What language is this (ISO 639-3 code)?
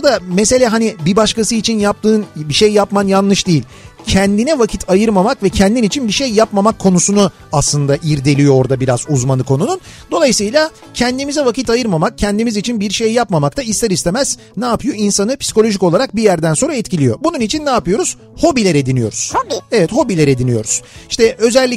tur